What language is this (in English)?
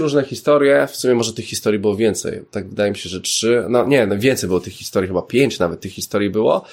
Polish